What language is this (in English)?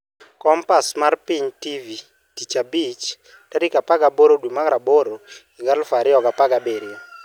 Luo (Kenya and Tanzania)